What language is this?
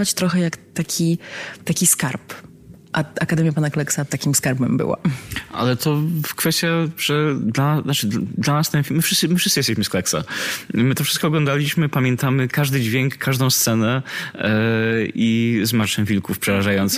Polish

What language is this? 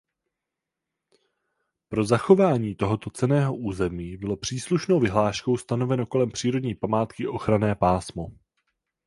Czech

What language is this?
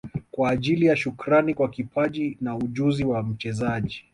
Swahili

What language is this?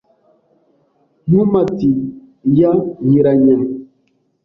Kinyarwanda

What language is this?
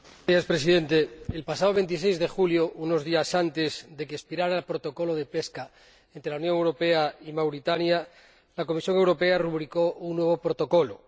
Spanish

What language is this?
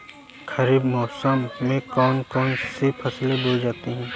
Hindi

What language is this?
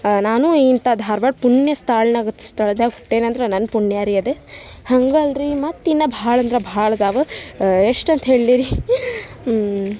Kannada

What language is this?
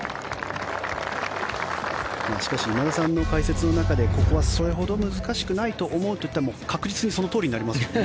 Japanese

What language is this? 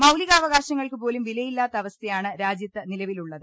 Malayalam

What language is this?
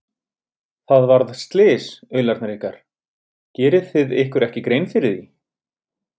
Icelandic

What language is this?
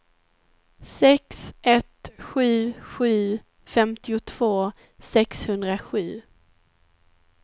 Swedish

